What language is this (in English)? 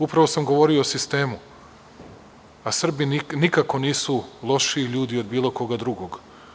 Serbian